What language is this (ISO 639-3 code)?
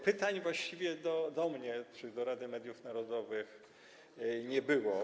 pol